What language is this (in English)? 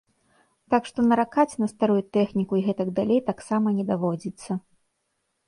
Belarusian